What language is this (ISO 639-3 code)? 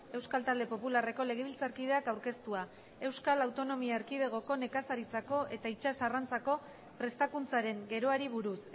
eus